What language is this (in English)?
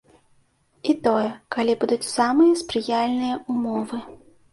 Belarusian